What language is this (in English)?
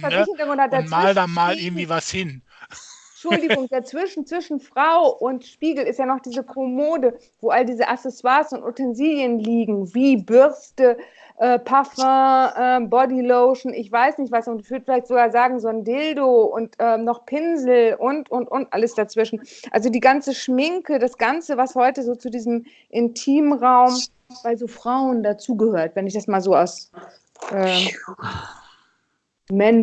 German